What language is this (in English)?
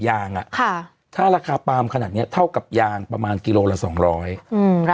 Thai